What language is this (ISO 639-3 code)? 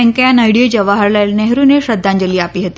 guj